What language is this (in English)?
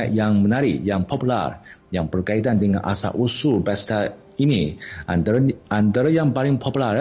Malay